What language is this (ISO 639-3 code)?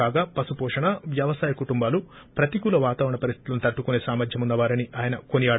tel